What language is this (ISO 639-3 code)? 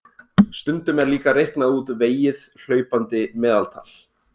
isl